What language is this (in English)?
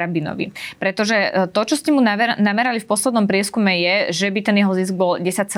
Slovak